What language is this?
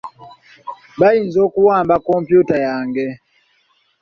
Ganda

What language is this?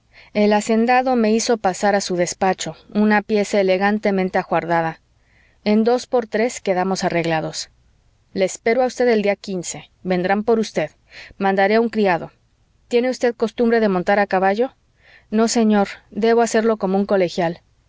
Spanish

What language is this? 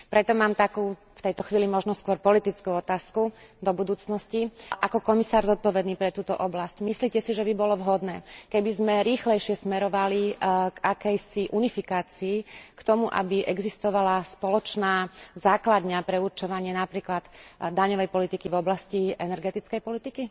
Slovak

